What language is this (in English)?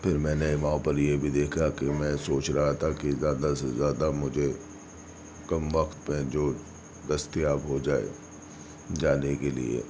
Urdu